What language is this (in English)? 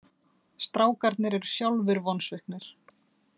Icelandic